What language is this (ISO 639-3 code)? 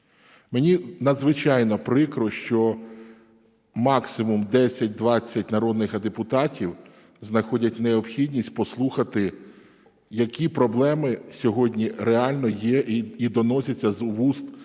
ukr